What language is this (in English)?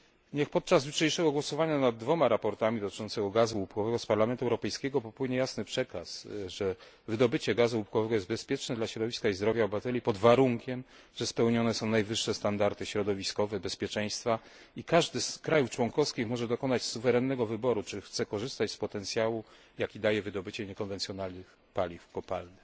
Polish